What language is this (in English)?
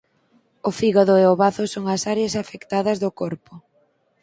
Galician